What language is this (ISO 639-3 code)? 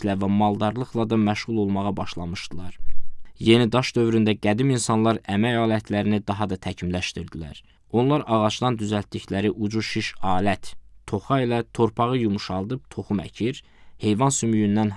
tur